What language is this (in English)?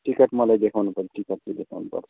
Nepali